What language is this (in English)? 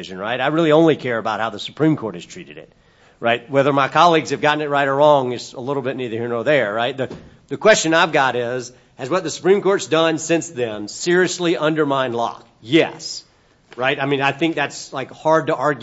English